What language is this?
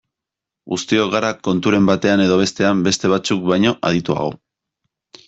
Basque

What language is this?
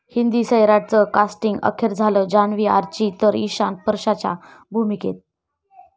Marathi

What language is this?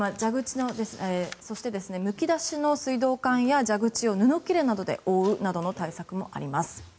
Japanese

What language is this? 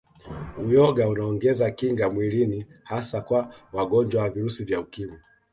Swahili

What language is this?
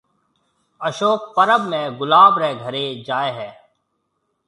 Marwari (Pakistan)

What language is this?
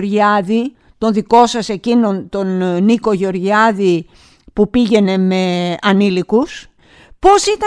Greek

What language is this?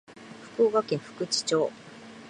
Japanese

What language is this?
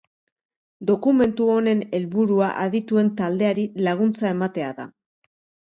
Basque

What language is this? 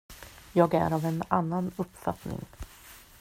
Swedish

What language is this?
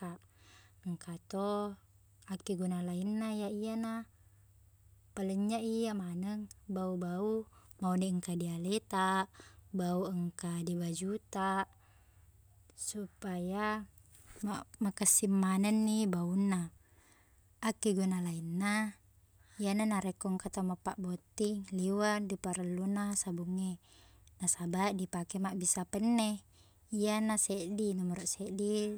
Buginese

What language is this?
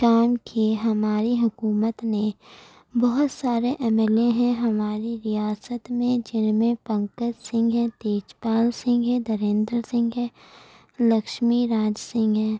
Urdu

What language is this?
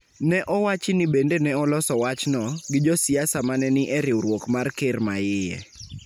Luo (Kenya and Tanzania)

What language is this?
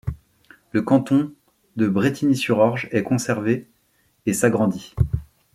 French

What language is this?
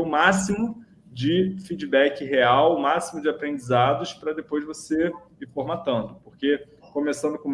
Portuguese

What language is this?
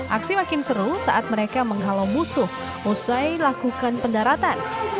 Indonesian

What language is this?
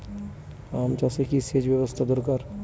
Bangla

